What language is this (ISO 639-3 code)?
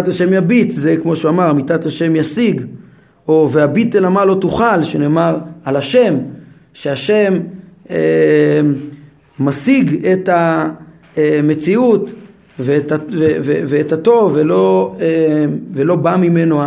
heb